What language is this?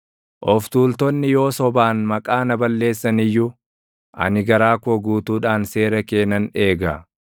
Oromo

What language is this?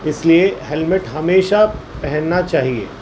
Urdu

